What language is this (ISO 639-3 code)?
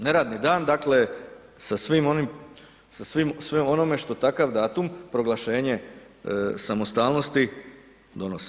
hrv